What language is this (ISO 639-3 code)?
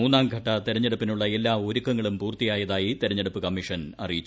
mal